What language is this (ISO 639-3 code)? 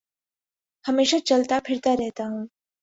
urd